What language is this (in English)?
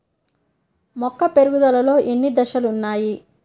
Telugu